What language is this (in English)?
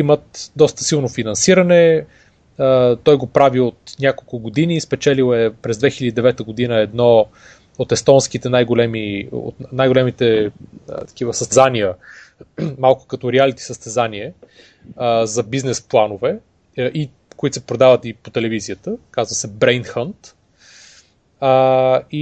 Bulgarian